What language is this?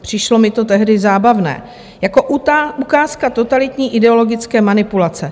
Czech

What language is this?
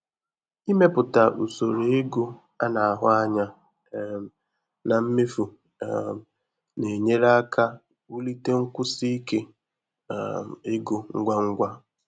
Igbo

